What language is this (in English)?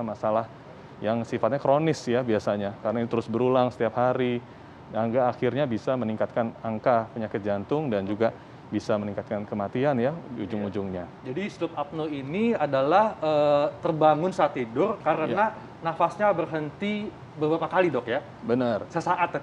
Indonesian